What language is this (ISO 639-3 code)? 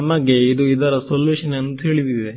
kan